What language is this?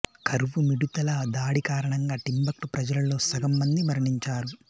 Telugu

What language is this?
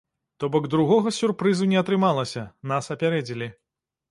Belarusian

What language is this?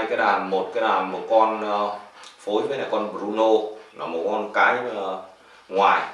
Vietnamese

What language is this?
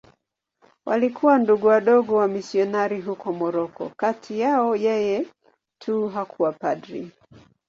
Swahili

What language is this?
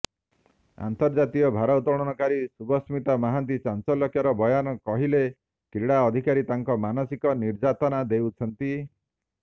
Odia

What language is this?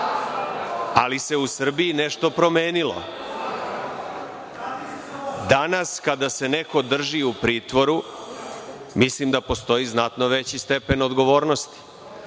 Serbian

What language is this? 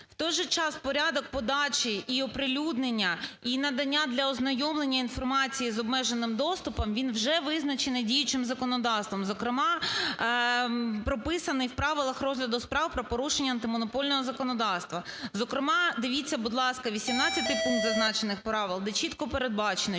Ukrainian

